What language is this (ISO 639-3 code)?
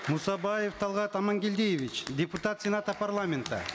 kaz